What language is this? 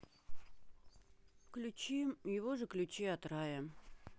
Russian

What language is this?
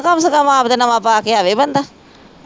Punjabi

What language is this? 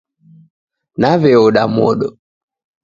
Taita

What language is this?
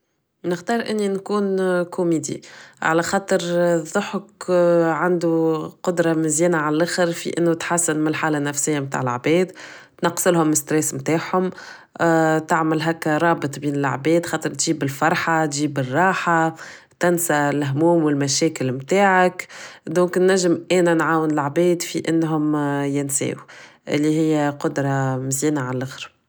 Tunisian Arabic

